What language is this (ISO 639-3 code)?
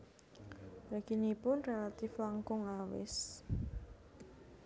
jav